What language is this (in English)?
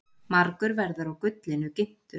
Icelandic